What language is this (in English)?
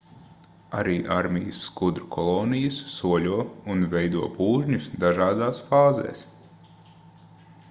Latvian